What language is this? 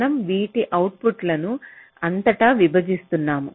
Telugu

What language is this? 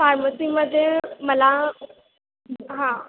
Marathi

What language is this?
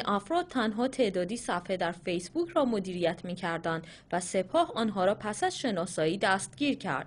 Persian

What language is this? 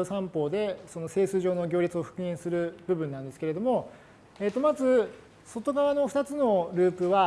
Japanese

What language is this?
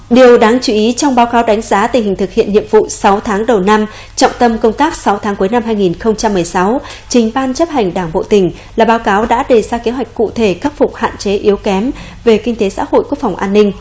Vietnamese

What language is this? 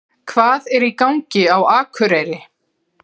Icelandic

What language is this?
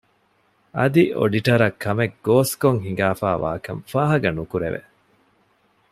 Divehi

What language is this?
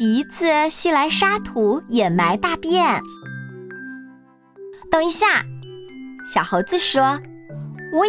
Chinese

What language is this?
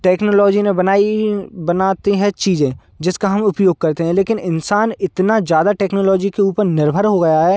Hindi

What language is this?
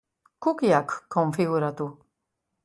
Basque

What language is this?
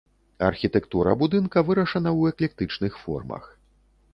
Belarusian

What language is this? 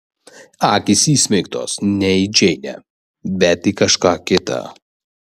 Lithuanian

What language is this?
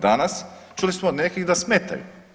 Croatian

